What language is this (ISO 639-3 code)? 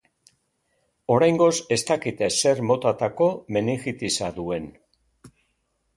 eus